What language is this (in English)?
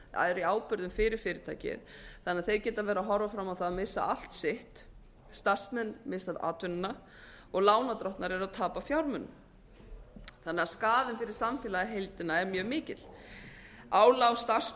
Icelandic